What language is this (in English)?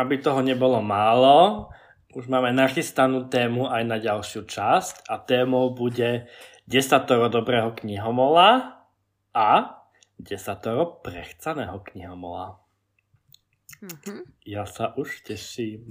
Slovak